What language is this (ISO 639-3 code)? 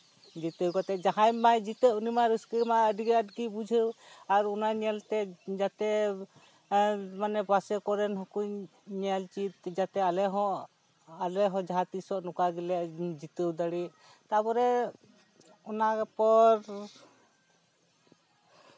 sat